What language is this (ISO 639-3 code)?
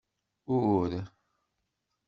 kab